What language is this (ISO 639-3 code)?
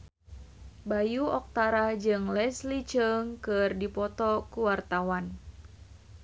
sun